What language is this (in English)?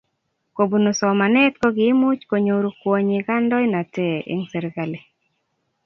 Kalenjin